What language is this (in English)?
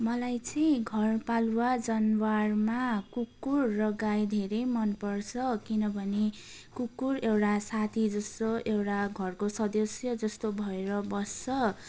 Nepali